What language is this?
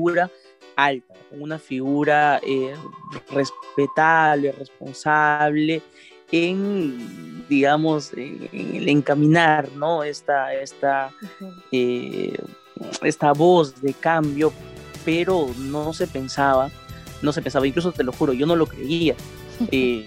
Spanish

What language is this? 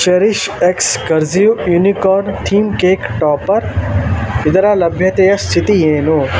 Kannada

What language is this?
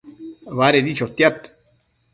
Matsés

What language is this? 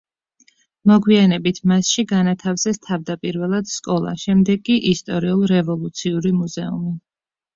Georgian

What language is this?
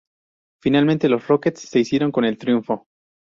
Spanish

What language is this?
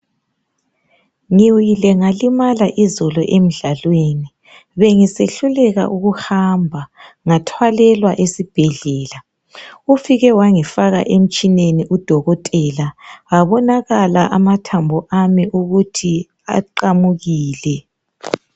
North Ndebele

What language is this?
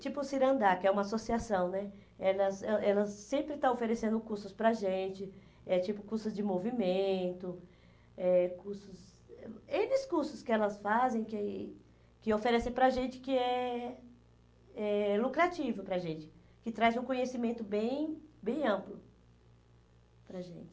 Portuguese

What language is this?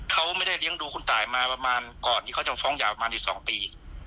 Thai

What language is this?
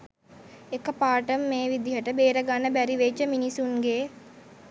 Sinhala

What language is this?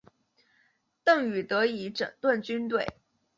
Chinese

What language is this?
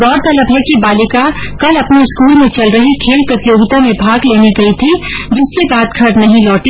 Hindi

